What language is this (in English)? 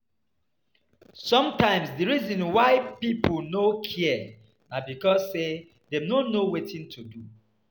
Nigerian Pidgin